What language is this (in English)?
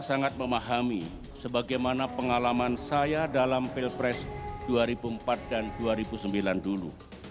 Indonesian